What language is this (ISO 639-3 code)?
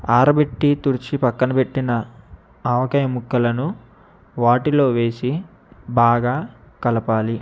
tel